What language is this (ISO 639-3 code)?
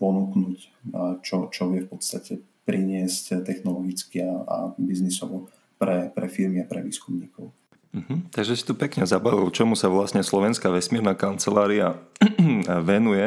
slk